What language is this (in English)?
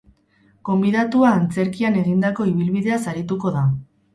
Basque